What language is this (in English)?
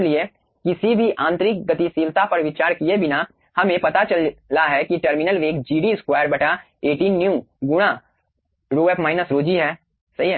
Hindi